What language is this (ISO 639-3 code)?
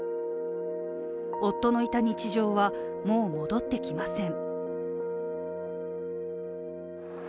jpn